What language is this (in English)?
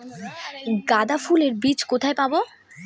Bangla